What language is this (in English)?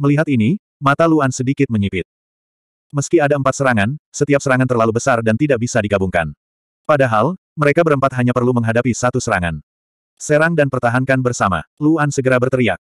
Indonesian